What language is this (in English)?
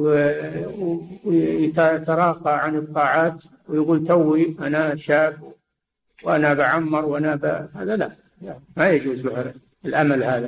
Arabic